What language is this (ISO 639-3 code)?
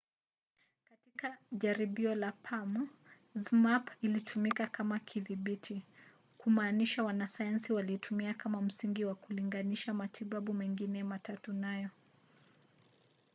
swa